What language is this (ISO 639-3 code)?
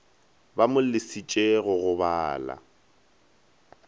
nso